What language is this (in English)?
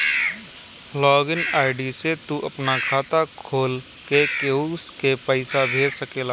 Bhojpuri